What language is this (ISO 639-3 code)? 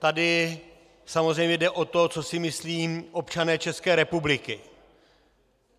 ces